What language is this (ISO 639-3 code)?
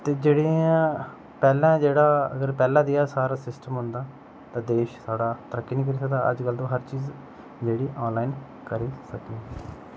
doi